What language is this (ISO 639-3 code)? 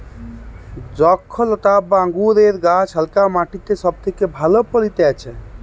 ben